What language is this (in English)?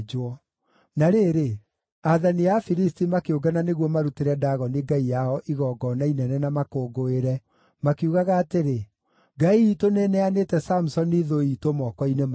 Kikuyu